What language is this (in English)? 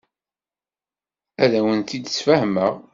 Kabyle